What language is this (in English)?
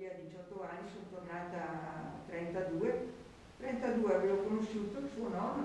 Italian